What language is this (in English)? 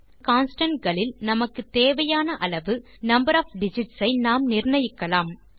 Tamil